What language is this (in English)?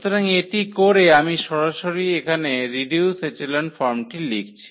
Bangla